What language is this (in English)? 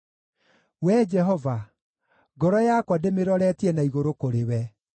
Kikuyu